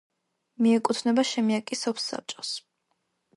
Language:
Georgian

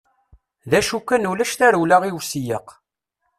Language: Kabyle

